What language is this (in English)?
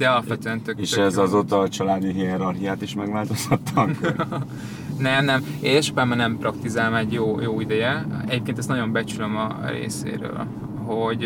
Hungarian